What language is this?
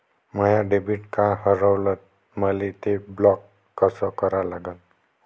Marathi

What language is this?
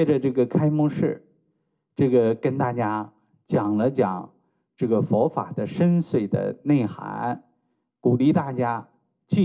Chinese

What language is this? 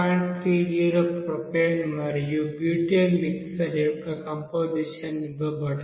Telugu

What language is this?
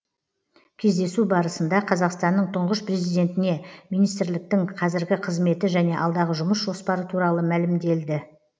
Kazakh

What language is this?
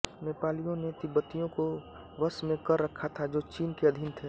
Hindi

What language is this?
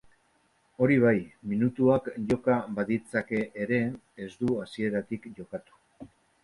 Basque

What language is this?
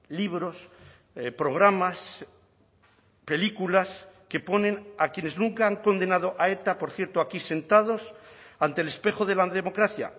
Spanish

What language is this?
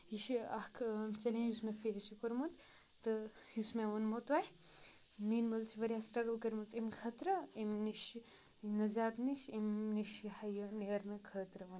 Kashmiri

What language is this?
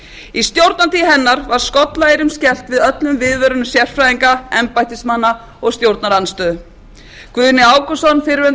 Icelandic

